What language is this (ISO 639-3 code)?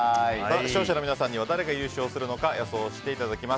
jpn